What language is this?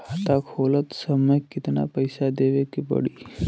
Bhojpuri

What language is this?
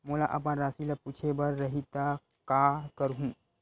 Chhattisgarhi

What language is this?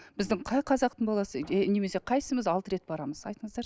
Kazakh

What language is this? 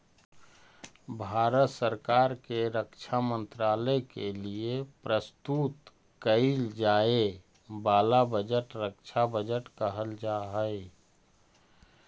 Magahi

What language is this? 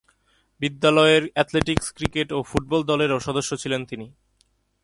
Bangla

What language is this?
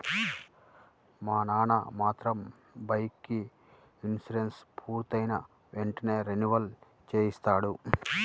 Telugu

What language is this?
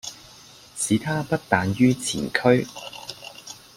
Cantonese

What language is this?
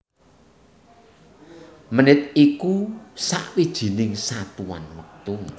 Javanese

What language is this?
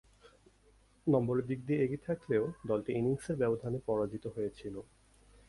Bangla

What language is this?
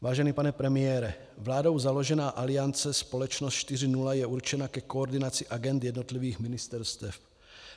Czech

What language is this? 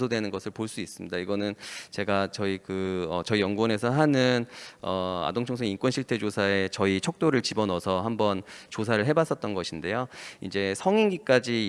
Korean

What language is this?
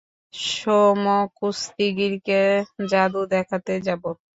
Bangla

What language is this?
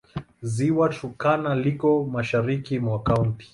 Swahili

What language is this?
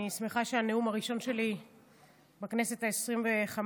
Hebrew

